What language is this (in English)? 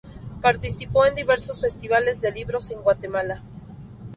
Spanish